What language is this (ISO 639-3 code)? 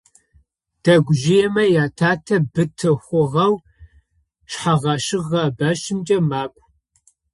ady